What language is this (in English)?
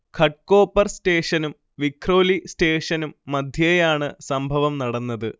Malayalam